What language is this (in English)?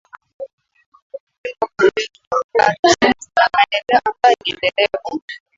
Swahili